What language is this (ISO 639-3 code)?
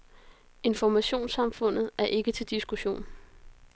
dan